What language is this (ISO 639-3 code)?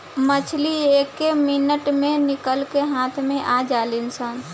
bho